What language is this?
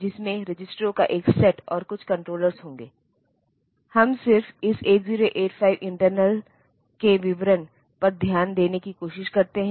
Hindi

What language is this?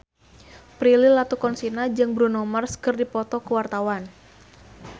Sundanese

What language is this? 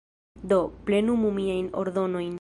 Esperanto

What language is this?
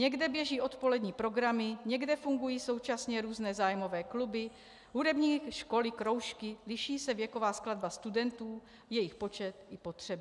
Czech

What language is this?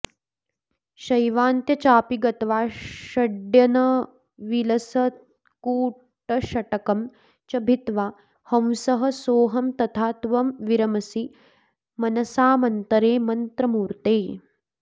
Sanskrit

